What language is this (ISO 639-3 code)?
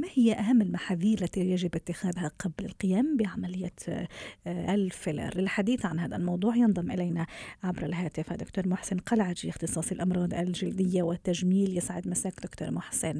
ara